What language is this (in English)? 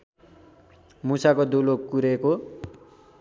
Nepali